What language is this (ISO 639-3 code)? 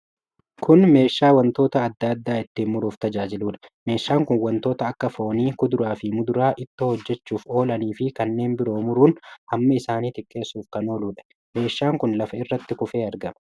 orm